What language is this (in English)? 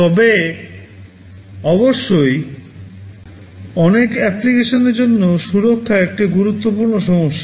Bangla